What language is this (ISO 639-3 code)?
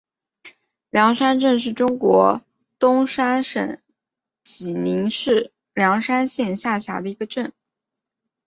zho